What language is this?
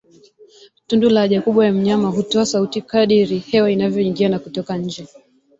Swahili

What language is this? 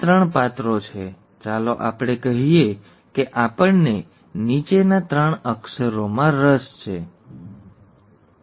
Gujarati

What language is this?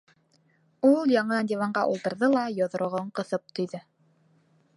Bashkir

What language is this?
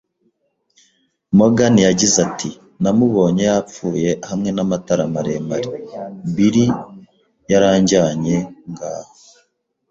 Kinyarwanda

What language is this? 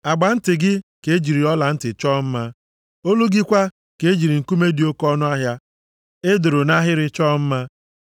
Igbo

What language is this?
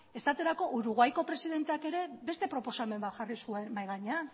Basque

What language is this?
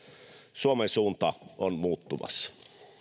Finnish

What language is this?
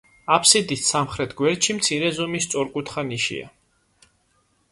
Georgian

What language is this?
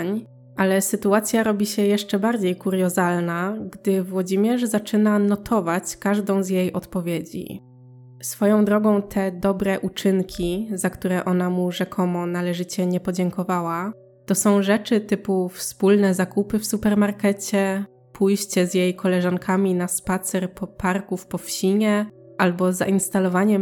Polish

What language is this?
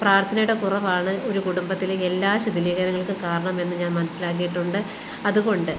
Malayalam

